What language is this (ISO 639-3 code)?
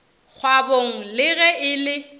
nso